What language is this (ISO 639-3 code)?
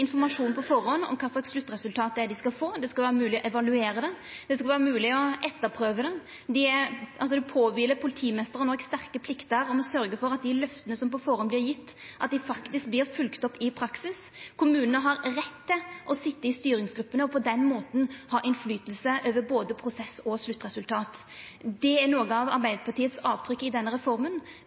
nno